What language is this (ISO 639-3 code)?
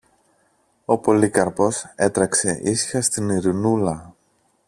ell